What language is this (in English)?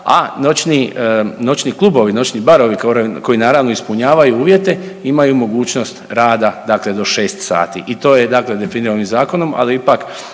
Croatian